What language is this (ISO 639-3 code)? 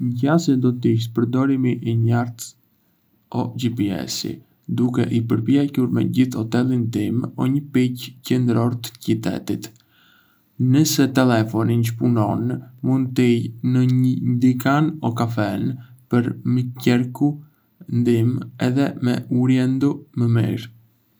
aae